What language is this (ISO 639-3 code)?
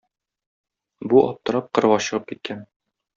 tat